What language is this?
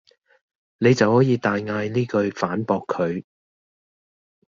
Cantonese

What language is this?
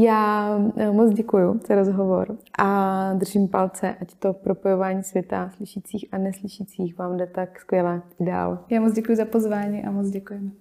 Czech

